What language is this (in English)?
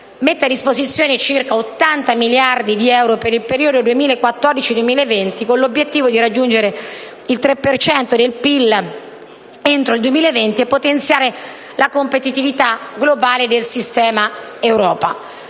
Italian